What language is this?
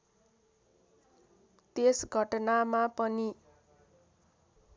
Nepali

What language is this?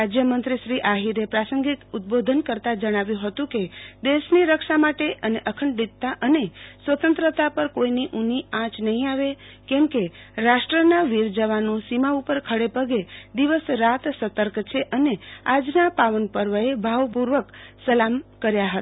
Gujarati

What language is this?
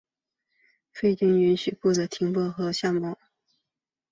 Chinese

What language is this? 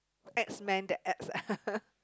English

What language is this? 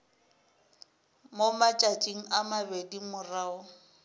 Northern Sotho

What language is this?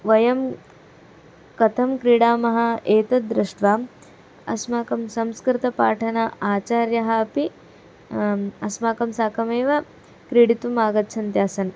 Sanskrit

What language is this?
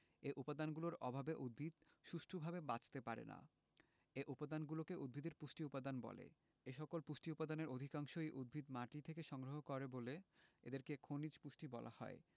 Bangla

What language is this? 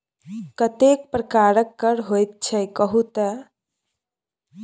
Maithili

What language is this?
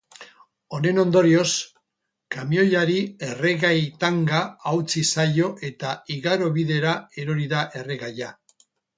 Basque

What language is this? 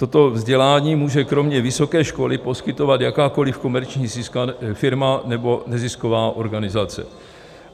Czech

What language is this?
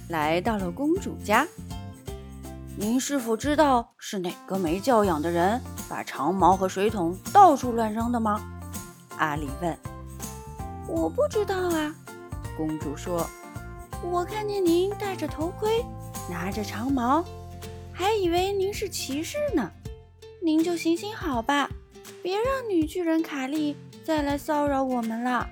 Chinese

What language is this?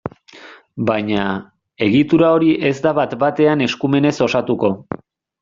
Basque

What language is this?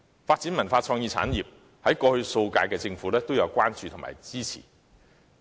Cantonese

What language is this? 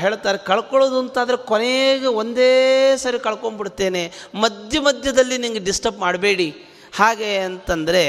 Kannada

